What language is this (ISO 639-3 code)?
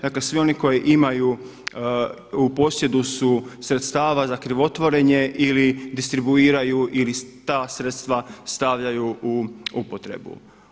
hrv